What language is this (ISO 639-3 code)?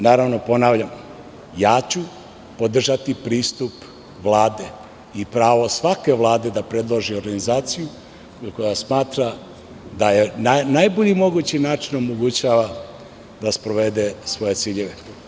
srp